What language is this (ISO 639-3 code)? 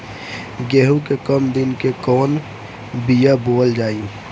bho